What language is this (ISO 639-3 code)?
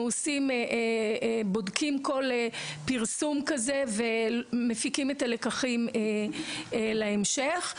heb